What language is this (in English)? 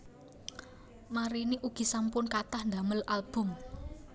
Javanese